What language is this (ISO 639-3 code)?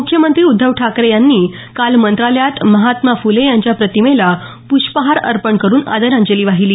mar